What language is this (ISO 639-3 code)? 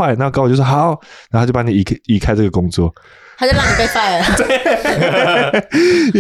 zho